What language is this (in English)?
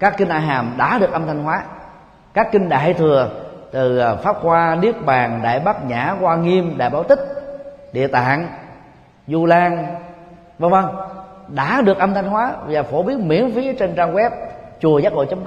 Vietnamese